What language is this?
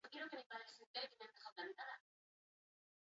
Basque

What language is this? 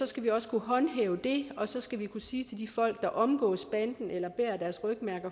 Danish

